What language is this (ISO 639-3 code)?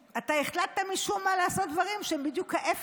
heb